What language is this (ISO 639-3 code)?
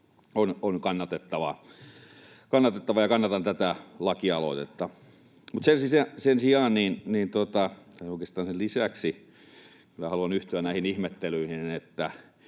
fin